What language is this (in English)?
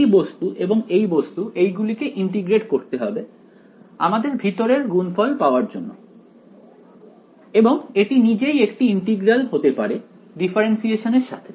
Bangla